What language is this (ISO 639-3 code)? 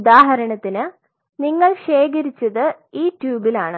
mal